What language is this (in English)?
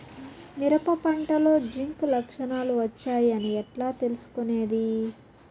Telugu